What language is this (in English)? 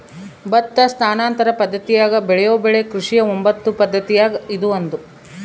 Kannada